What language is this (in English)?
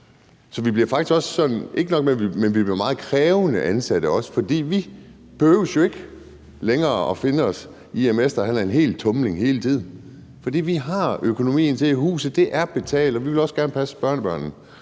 Danish